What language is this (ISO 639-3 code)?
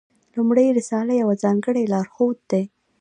pus